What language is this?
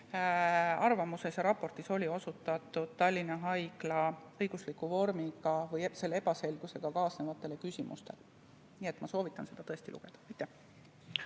Estonian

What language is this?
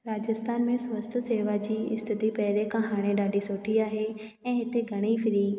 Sindhi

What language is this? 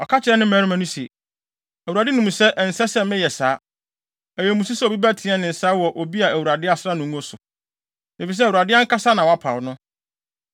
Akan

